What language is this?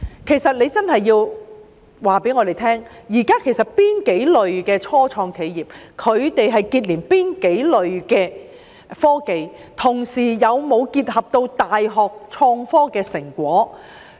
Cantonese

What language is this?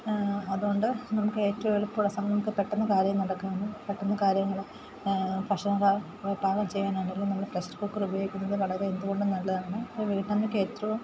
Malayalam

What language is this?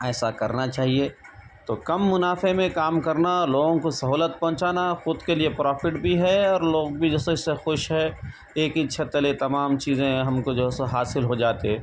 Urdu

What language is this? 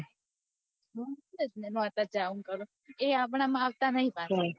Gujarati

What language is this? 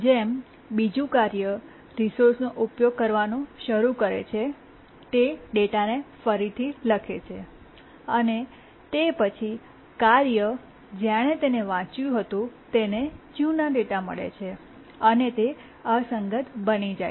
Gujarati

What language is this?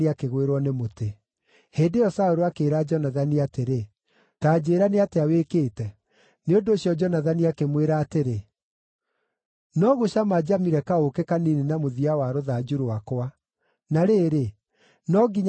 Kikuyu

